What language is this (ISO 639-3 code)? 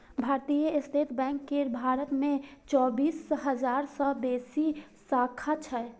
mai